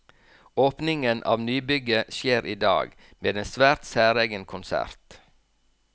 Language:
Norwegian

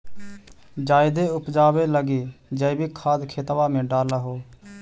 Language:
Magahi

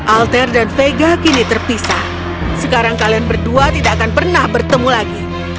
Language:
Indonesian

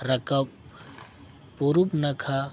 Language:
Santali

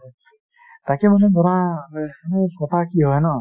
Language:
Assamese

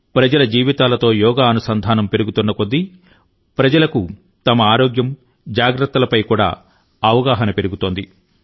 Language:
Telugu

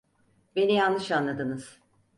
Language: Turkish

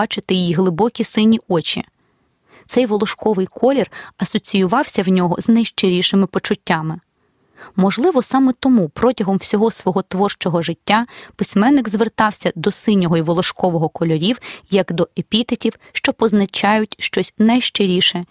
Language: Ukrainian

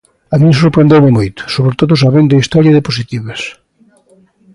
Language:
Galician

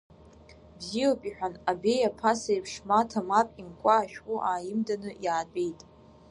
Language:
Abkhazian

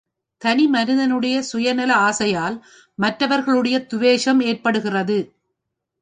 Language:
Tamil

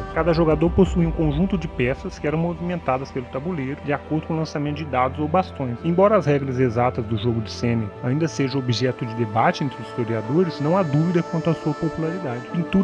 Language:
Portuguese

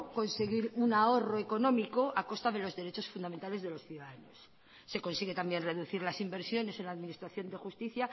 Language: Spanish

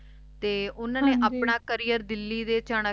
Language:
Punjabi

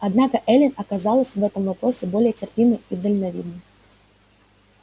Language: Russian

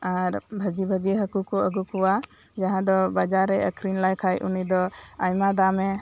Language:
Santali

